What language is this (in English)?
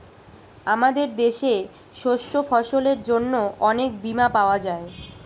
Bangla